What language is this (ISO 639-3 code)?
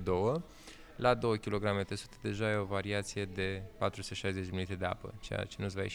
ron